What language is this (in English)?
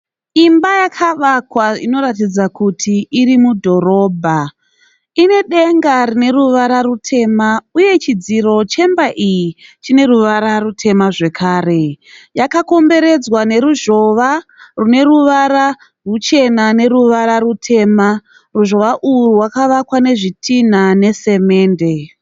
Shona